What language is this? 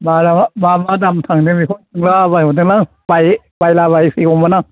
Bodo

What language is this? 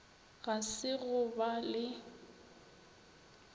Northern Sotho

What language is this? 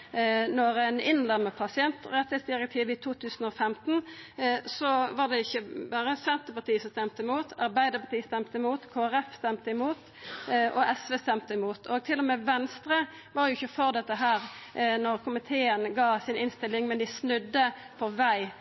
Norwegian Nynorsk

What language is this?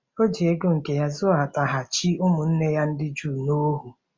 Igbo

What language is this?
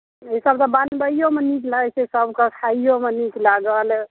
Maithili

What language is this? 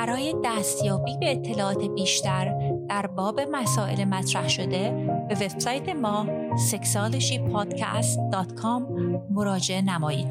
Persian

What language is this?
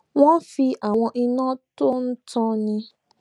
Yoruba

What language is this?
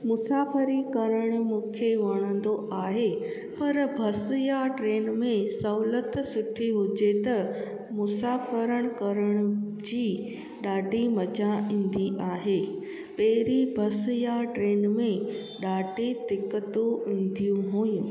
Sindhi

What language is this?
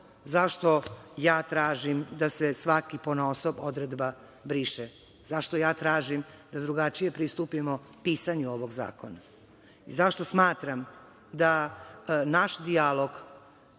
Serbian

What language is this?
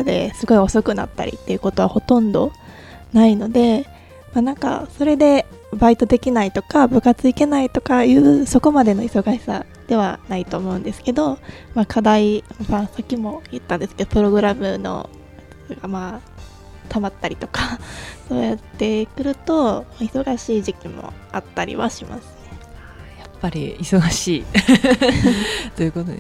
Japanese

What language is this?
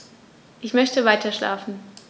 German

